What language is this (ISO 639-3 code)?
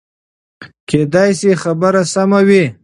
pus